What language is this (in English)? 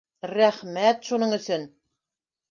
Bashkir